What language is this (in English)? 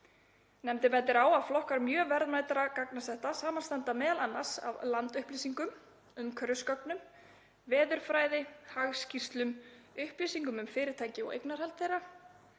Icelandic